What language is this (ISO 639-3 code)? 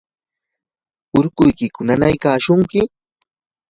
qur